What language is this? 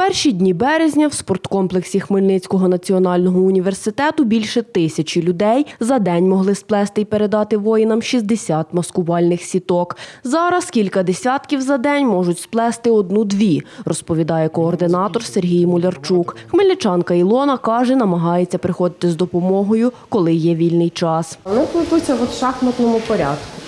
Ukrainian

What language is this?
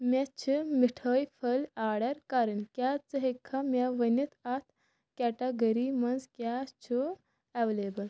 Kashmiri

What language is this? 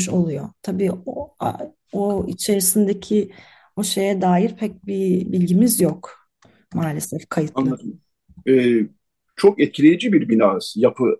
Turkish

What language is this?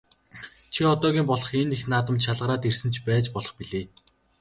Mongolian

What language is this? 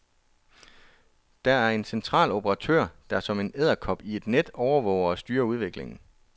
Danish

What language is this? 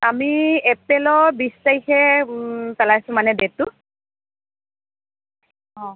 Assamese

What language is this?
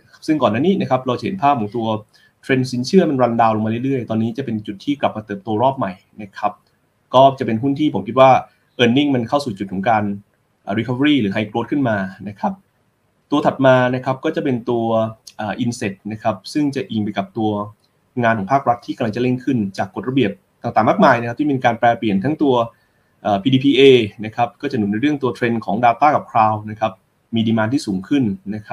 Thai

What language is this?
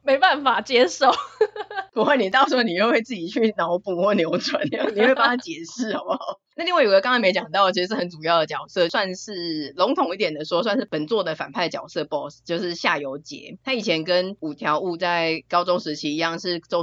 Chinese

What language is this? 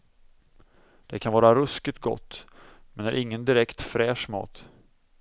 Swedish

